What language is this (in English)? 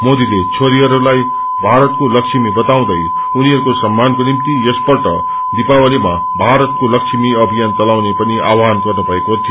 Nepali